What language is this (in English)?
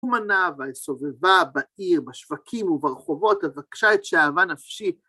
Hebrew